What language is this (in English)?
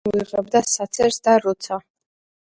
Georgian